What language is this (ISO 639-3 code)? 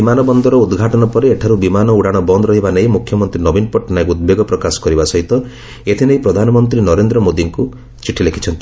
ori